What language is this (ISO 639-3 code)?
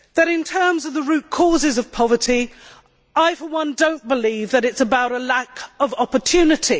eng